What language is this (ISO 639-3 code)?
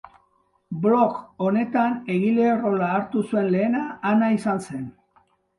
eus